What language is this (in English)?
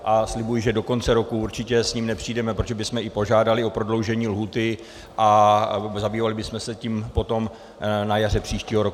Czech